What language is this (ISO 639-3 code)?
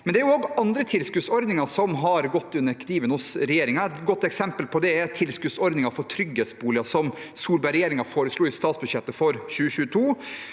nor